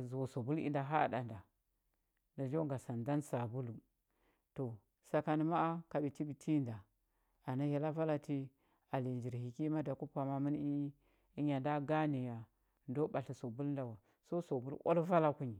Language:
Huba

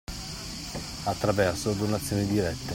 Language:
Italian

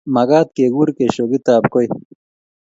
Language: Kalenjin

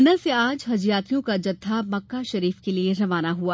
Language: Hindi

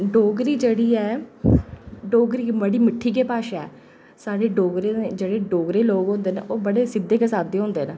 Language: Dogri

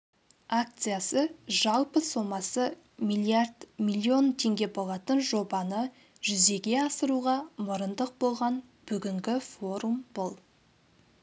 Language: Kazakh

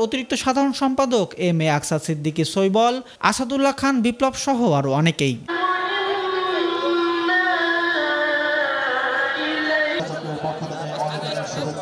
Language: Arabic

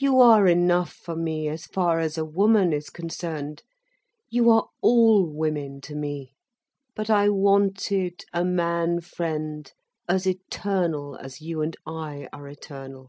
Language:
English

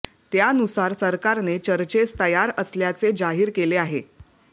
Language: Marathi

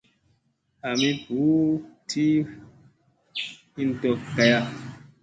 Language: Musey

